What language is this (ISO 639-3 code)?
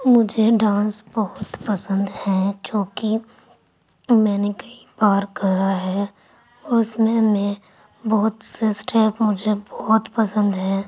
urd